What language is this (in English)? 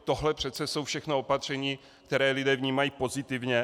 Czech